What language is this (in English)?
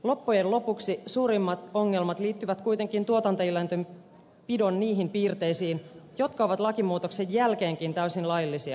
Finnish